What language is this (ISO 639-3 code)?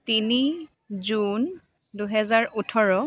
asm